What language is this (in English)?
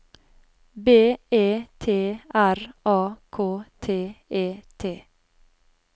Norwegian